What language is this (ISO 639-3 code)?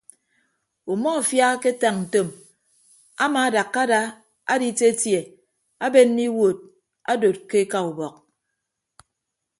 ibb